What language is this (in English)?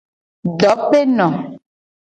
Gen